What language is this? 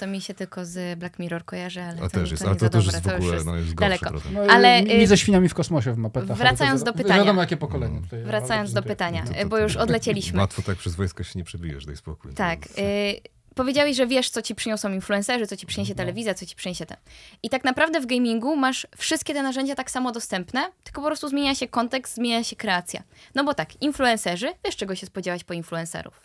Polish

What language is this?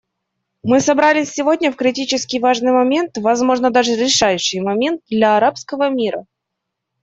Russian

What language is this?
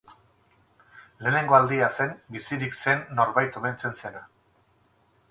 Basque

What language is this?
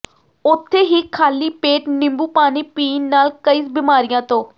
Punjabi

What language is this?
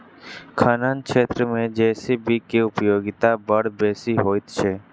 Maithili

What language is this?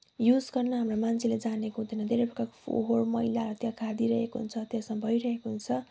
Nepali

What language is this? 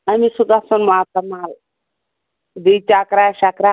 Kashmiri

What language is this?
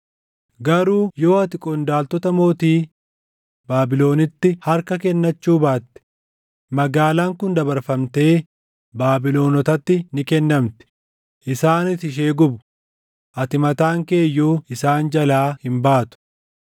Oromo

